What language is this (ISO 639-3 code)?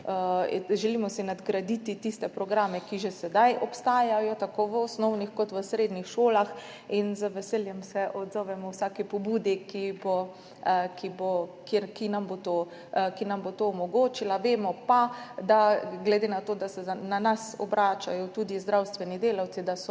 slv